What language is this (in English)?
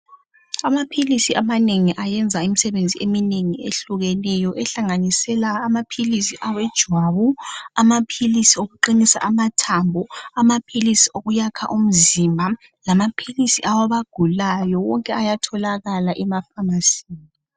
North Ndebele